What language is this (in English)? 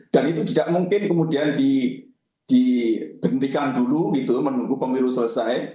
Indonesian